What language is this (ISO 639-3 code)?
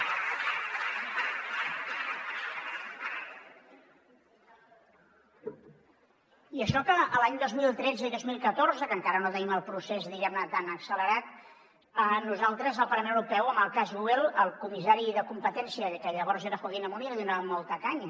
cat